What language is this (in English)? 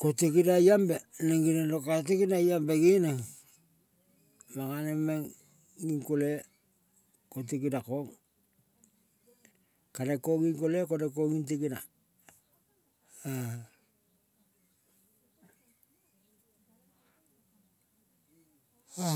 Kol (Papua New Guinea)